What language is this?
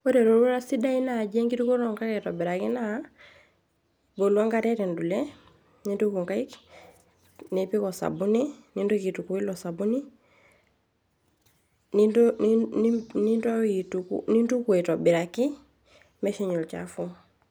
Masai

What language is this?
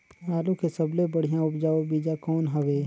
Chhattisgarhi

